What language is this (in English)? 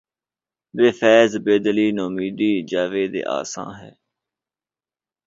Urdu